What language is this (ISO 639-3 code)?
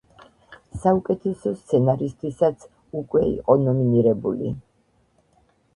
kat